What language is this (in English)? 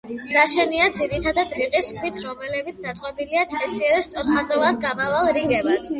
Georgian